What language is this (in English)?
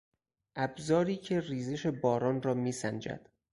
Persian